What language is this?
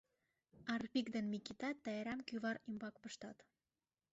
Mari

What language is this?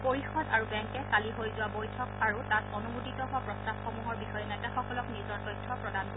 Assamese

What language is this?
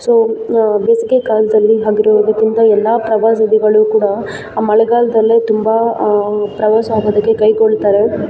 Kannada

